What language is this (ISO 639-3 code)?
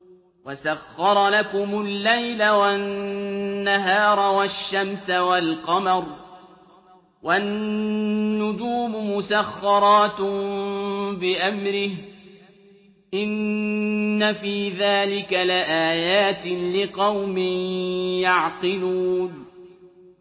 ara